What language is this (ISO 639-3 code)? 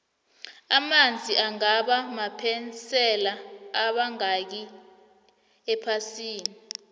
nbl